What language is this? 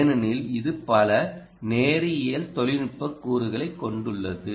Tamil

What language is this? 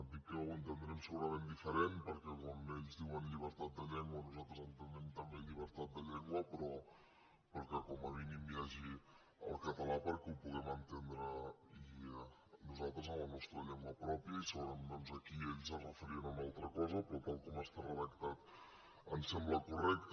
Catalan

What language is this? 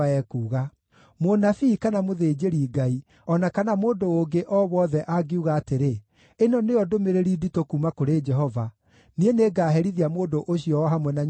Kikuyu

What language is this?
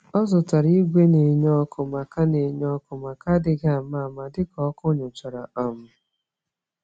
Igbo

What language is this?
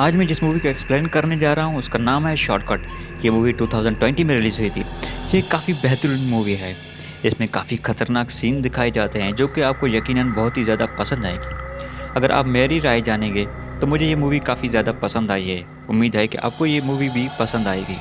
Urdu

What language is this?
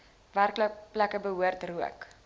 Afrikaans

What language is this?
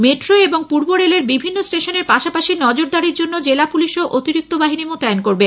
Bangla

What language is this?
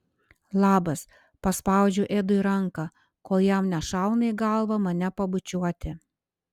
Lithuanian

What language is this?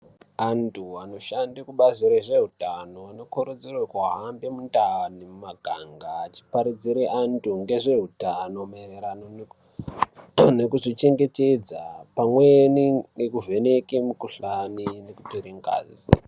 Ndau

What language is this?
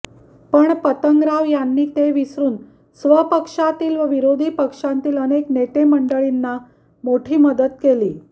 Marathi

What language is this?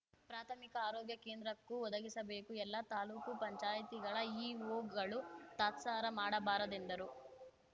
Kannada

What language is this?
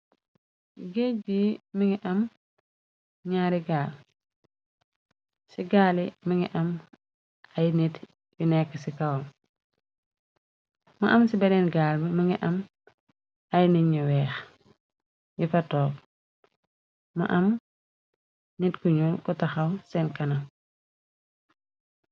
Wolof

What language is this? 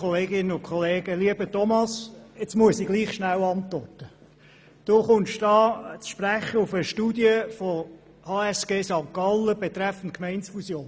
Swiss German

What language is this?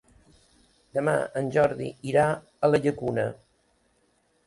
Catalan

